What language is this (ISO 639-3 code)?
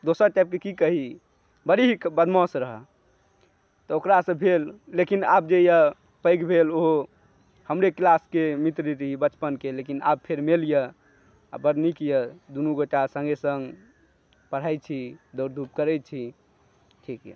mai